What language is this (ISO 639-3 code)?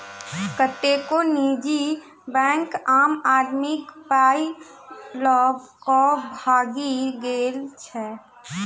mai